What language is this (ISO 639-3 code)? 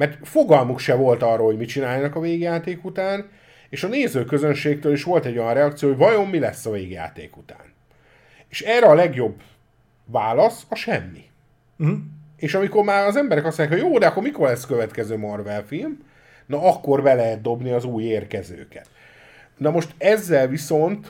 hun